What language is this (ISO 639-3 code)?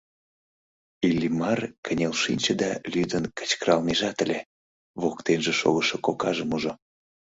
chm